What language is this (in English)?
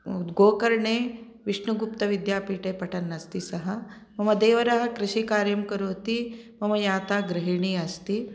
Sanskrit